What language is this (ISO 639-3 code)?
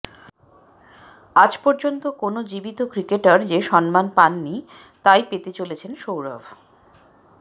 ben